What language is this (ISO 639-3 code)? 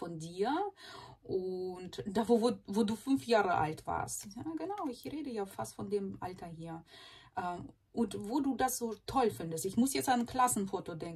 deu